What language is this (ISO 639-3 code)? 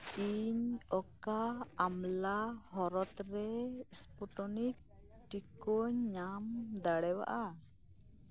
sat